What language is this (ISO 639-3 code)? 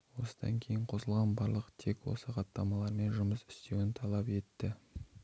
kaz